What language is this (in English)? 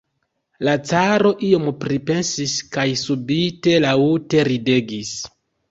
Esperanto